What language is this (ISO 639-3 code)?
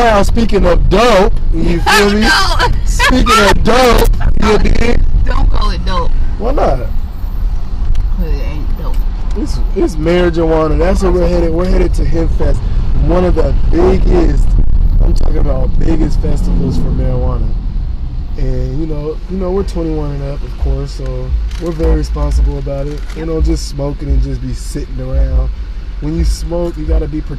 eng